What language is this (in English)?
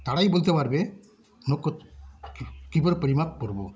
Bangla